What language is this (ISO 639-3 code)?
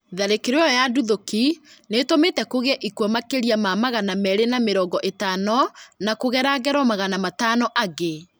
kik